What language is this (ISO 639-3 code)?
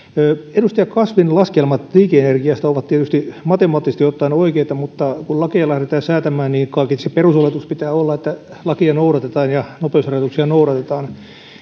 fin